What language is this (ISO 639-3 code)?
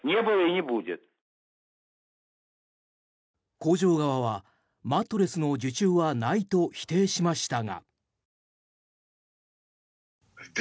jpn